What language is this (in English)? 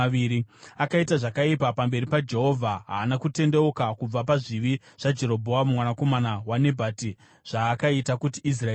Shona